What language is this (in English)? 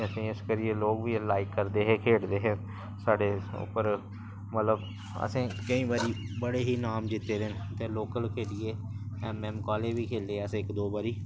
Dogri